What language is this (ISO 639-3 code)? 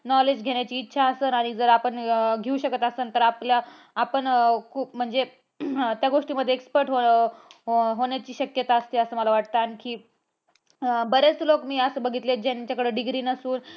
mar